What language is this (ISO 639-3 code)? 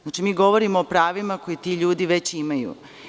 srp